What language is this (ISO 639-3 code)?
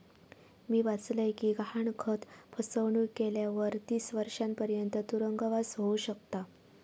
mar